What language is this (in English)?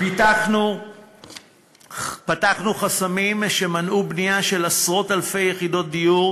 Hebrew